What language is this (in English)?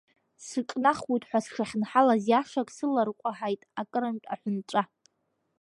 Abkhazian